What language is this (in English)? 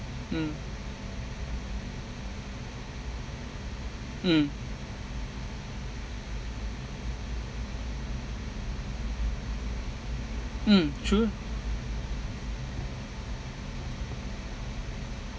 English